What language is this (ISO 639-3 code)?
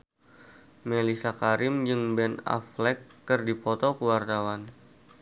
sun